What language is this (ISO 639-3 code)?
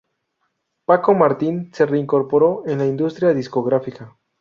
spa